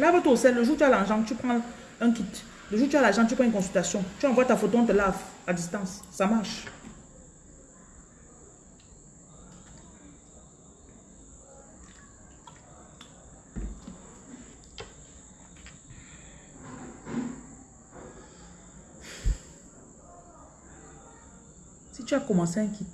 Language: French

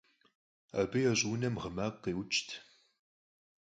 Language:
Kabardian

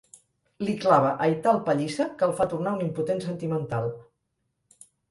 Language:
Catalan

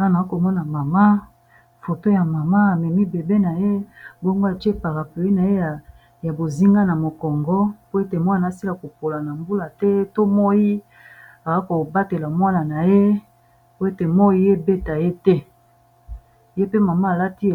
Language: Lingala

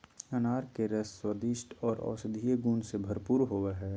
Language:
Magahi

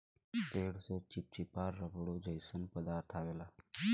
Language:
Bhojpuri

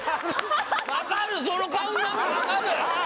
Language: Japanese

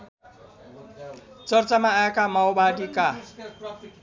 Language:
Nepali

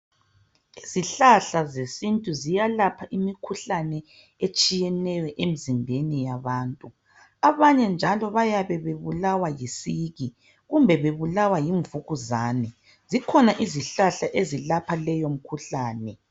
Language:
North Ndebele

